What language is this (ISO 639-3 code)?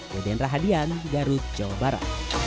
ind